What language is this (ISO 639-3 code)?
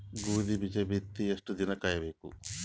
kan